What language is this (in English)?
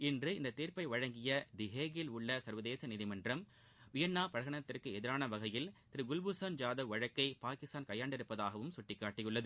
Tamil